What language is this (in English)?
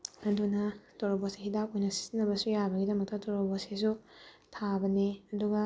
Manipuri